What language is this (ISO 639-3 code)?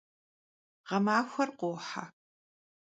kbd